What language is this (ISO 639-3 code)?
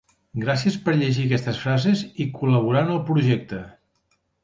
cat